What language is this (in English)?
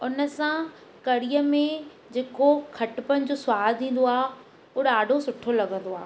Sindhi